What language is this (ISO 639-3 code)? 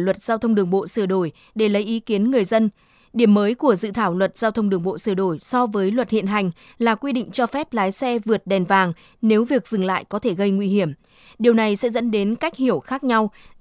vie